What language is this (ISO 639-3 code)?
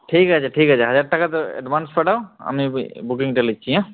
ben